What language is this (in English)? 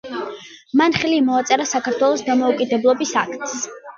Georgian